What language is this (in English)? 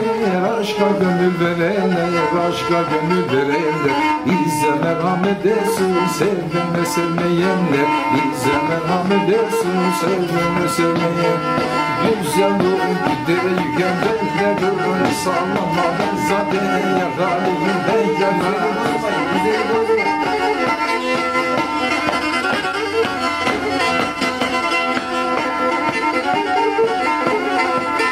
Turkish